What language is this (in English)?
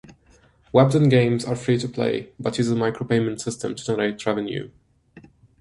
English